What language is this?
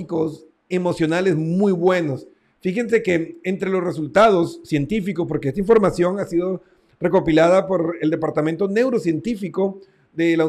Spanish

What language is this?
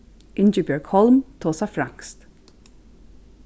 Faroese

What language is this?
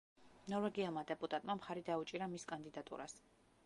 Georgian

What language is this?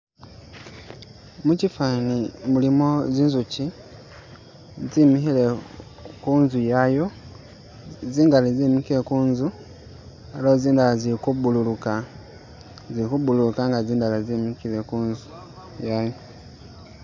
Masaaba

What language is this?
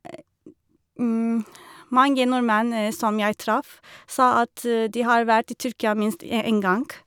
Norwegian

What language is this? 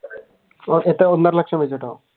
Malayalam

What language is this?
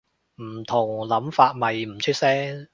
Cantonese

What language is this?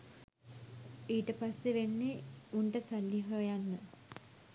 Sinhala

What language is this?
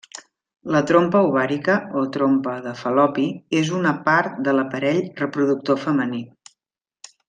Catalan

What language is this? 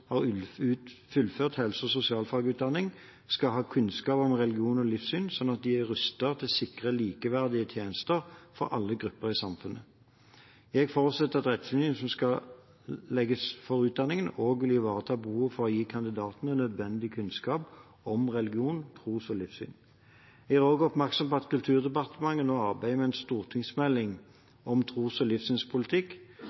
Norwegian Bokmål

